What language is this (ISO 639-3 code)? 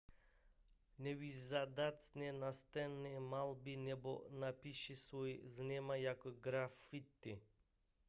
ces